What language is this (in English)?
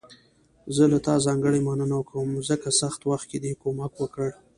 Pashto